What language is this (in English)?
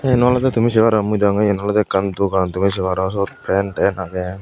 Chakma